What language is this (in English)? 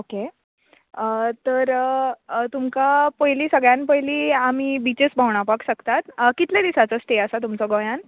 Konkani